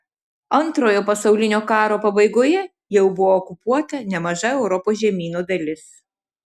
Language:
Lithuanian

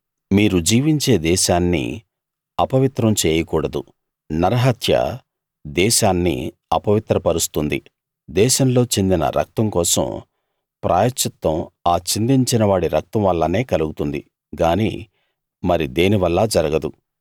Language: Telugu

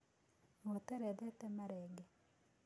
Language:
Kikuyu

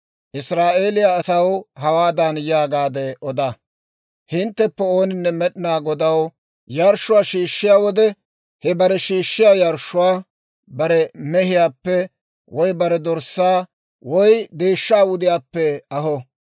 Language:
Dawro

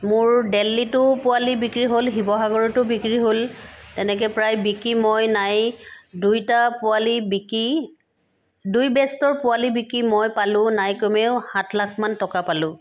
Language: Assamese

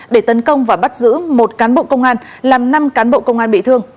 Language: Vietnamese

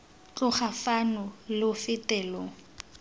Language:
Tswana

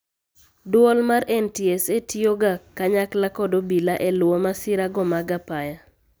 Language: Luo (Kenya and Tanzania)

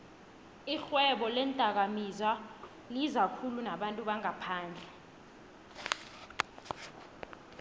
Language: South Ndebele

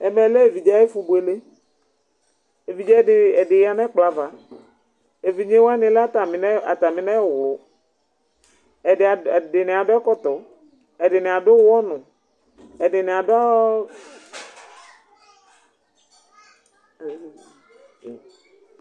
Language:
Ikposo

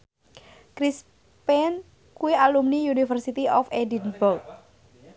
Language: Javanese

